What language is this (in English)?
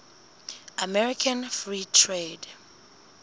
Southern Sotho